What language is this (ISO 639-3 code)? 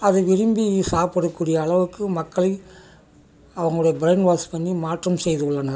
tam